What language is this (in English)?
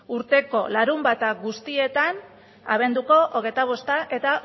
Basque